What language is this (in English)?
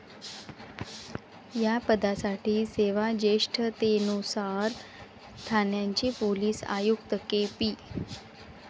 Marathi